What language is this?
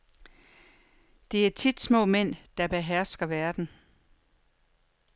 Danish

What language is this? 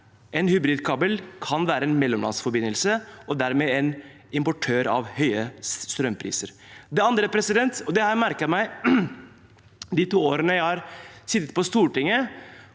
Norwegian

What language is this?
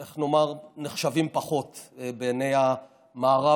Hebrew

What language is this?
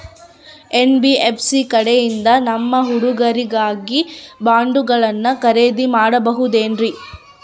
Kannada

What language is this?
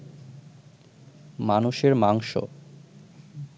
Bangla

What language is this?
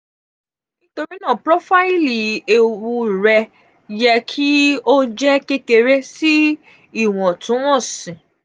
Yoruba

